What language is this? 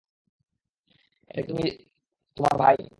Bangla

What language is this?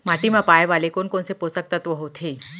Chhattisgarhi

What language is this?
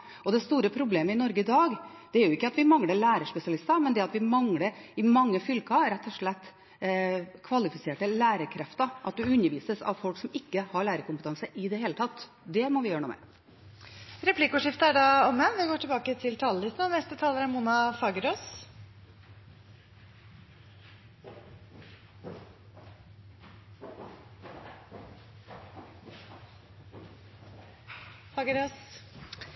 Norwegian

